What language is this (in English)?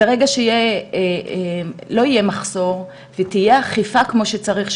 Hebrew